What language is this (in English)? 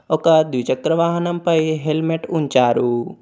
Telugu